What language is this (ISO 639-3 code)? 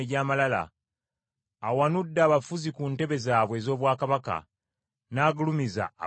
lug